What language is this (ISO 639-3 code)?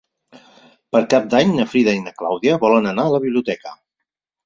cat